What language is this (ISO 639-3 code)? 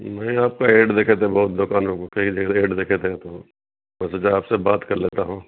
urd